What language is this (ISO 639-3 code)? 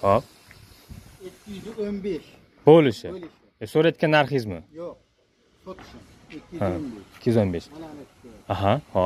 tur